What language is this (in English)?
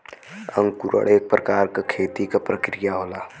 Bhojpuri